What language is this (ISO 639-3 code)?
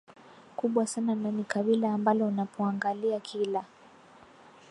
swa